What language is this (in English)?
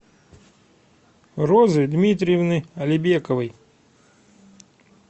Russian